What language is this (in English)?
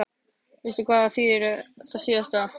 Icelandic